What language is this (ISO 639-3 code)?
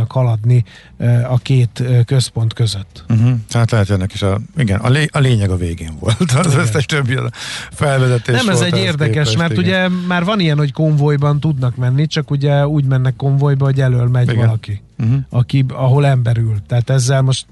hun